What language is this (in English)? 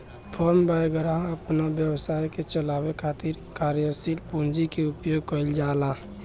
Bhojpuri